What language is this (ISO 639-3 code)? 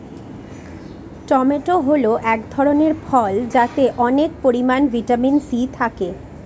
ben